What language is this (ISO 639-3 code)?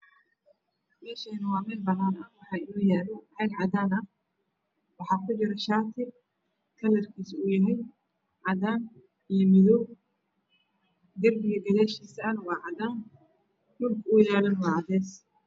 som